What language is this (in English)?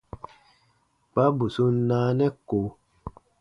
Baatonum